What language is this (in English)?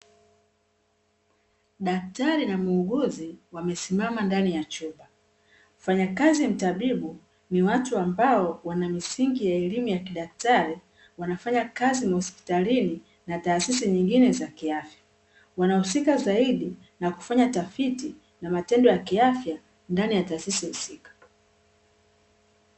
Swahili